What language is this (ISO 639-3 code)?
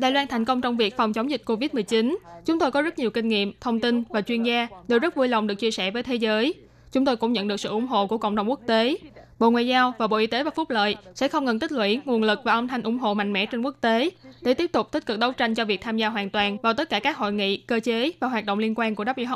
vie